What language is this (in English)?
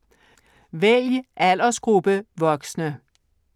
Danish